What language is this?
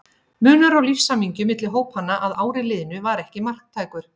Icelandic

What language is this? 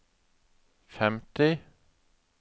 Norwegian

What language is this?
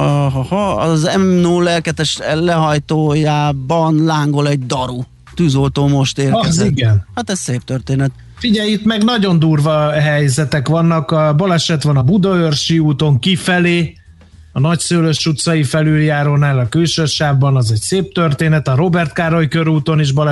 Hungarian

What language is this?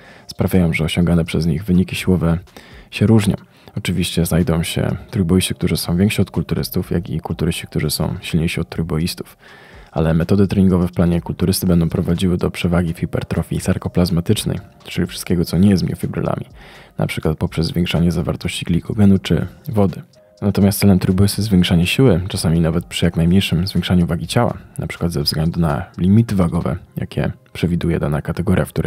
Polish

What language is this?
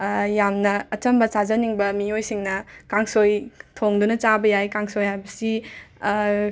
Manipuri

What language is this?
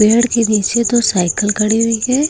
Hindi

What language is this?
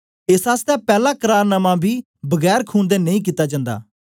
Dogri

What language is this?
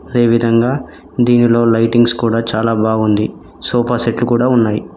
Telugu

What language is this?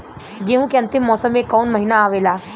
Bhojpuri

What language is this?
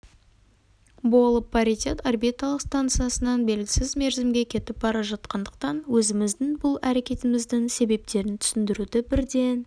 Kazakh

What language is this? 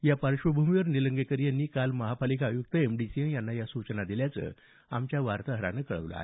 Marathi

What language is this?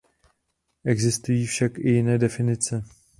Czech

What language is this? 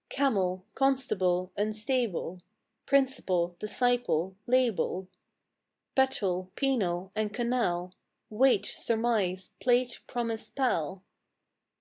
English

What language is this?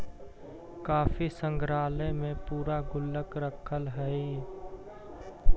Magahi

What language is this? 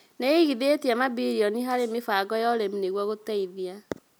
Kikuyu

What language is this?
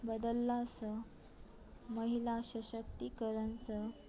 Maithili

